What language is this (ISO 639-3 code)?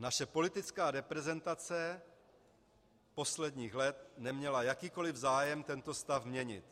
ces